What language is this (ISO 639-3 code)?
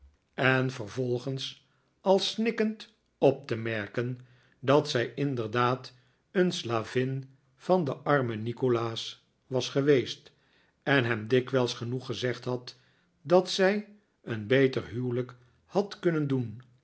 nld